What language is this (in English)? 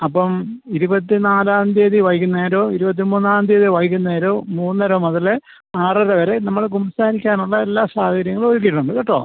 Malayalam